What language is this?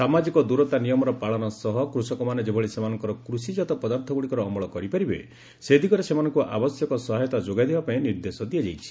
Odia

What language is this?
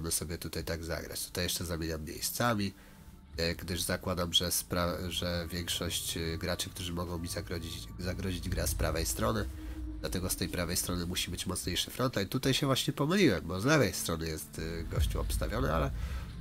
Polish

